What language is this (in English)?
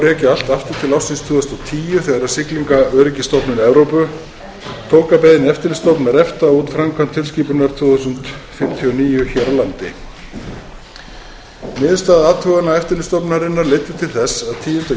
Icelandic